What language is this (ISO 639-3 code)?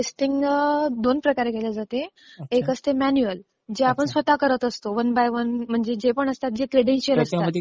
mar